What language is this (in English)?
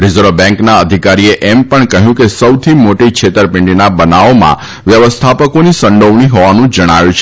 Gujarati